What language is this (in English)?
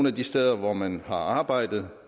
Danish